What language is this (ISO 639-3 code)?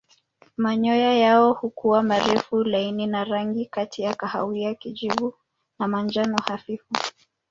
swa